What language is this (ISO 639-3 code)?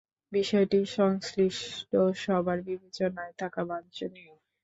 ben